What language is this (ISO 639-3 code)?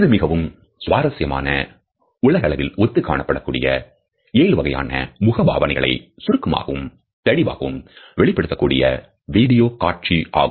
tam